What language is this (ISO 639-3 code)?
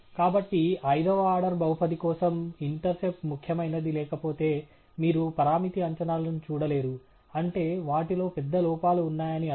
tel